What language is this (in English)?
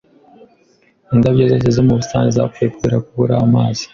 Kinyarwanda